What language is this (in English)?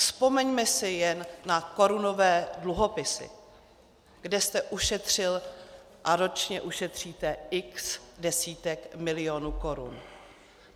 Czech